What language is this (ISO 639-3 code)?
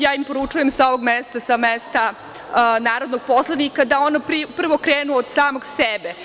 srp